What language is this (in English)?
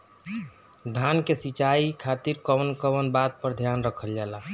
Bhojpuri